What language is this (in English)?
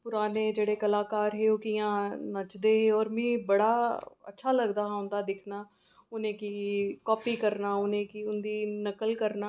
Dogri